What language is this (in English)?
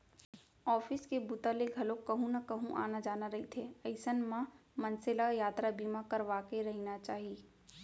Chhattisgarhi